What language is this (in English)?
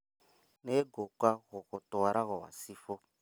Kikuyu